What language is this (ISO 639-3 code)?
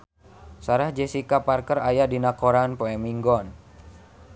sun